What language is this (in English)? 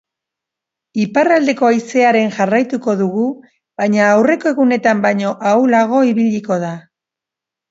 Basque